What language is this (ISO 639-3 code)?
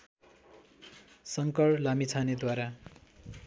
nep